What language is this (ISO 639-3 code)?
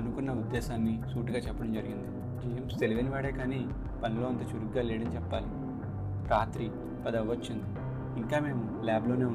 tel